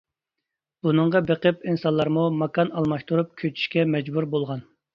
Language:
Uyghur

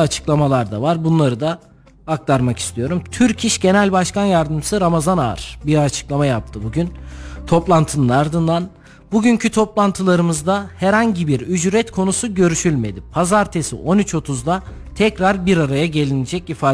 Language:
Turkish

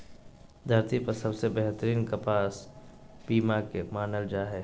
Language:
Magahi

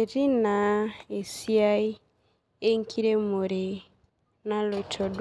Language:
Masai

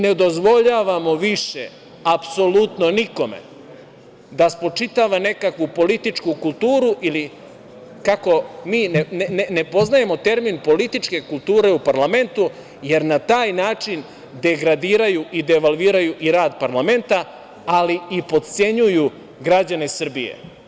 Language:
Serbian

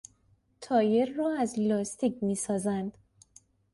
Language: Persian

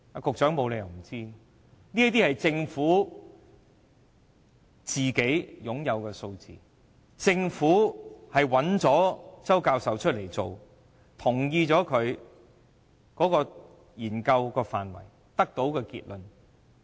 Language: Cantonese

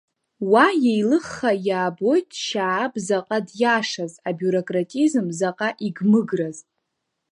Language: Abkhazian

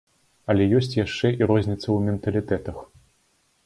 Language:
Belarusian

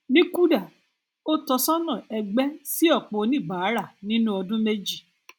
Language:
Yoruba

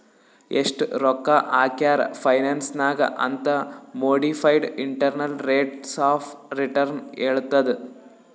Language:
Kannada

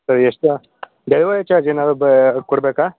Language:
Kannada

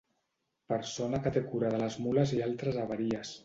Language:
Catalan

